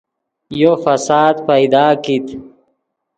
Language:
Yidgha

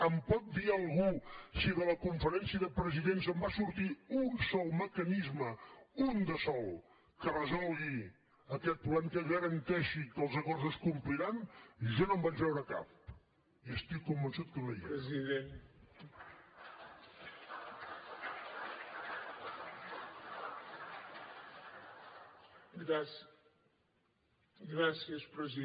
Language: Catalan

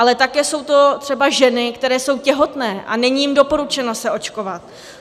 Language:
Czech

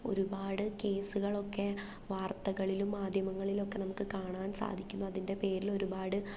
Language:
Malayalam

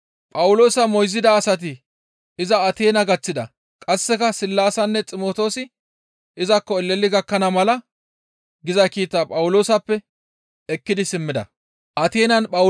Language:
Gamo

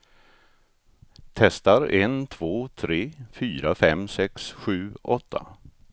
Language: Swedish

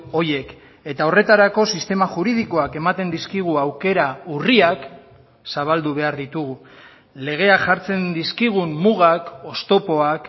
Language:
Basque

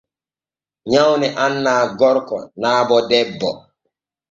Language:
Borgu Fulfulde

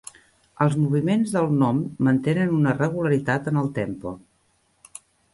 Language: Catalan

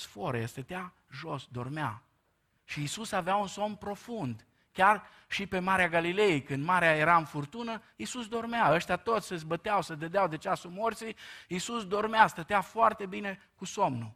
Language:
Romanian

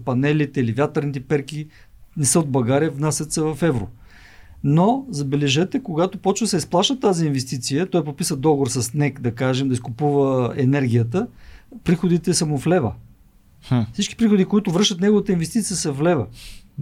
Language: Bulgarian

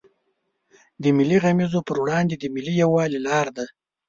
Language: Pashto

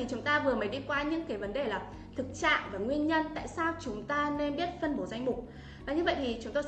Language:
Vietnamese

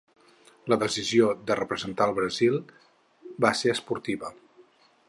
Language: Catalan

